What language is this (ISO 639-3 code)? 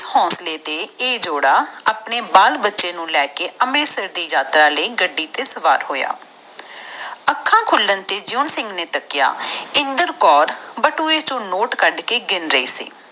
pan